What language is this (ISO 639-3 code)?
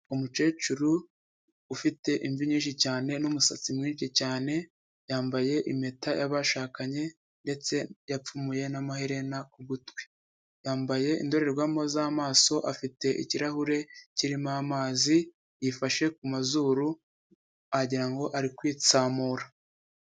kin